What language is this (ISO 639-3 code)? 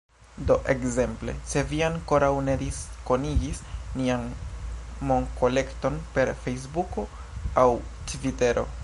epo